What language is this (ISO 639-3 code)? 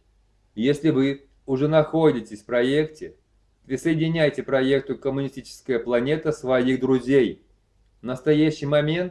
rus